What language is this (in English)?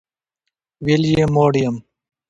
Pashto